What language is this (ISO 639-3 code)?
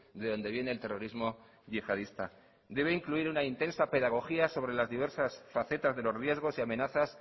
spa